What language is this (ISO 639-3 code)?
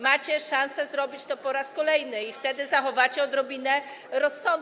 pol